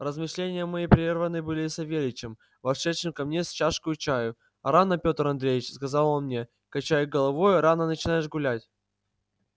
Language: Russian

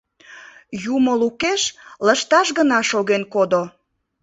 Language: Mari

